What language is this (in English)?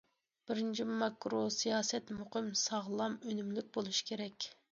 Uyghur